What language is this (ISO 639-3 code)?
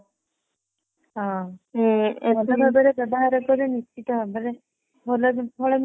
ori